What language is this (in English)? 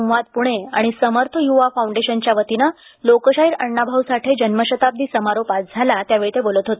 Marathi